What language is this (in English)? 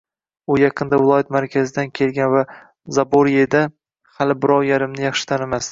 Uzbek